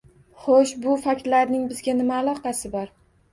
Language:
Uzbek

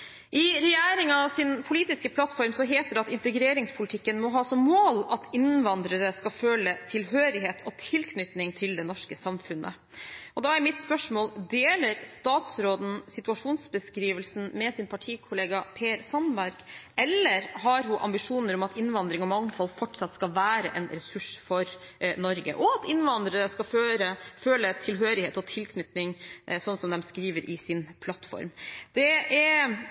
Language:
Norwegian Bokmål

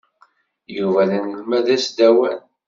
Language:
Kabyle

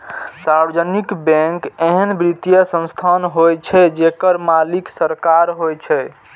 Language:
Maithili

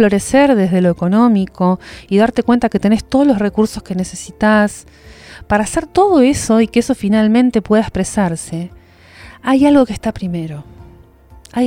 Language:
Spanish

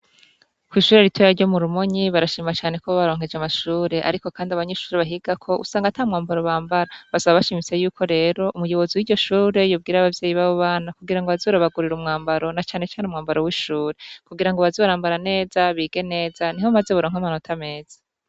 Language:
Rundi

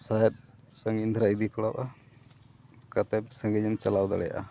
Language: Santali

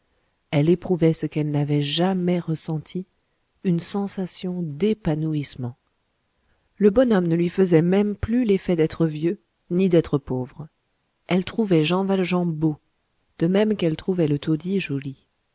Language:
French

